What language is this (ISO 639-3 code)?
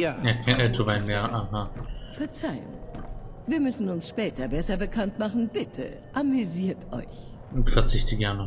deu